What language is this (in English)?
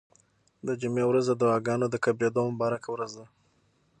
Pashto